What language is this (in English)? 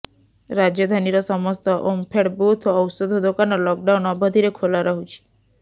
Odia